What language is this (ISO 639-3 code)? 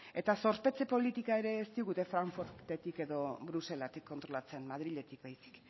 eus